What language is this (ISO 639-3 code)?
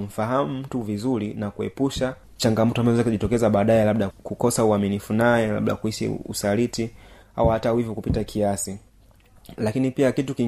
swa